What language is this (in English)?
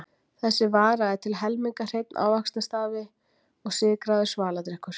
Icelandic